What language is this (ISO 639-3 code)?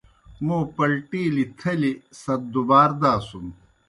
plk